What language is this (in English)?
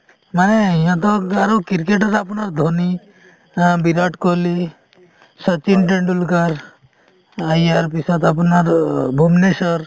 Assamese